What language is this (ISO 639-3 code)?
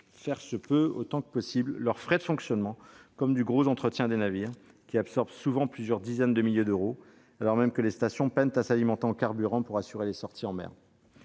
fra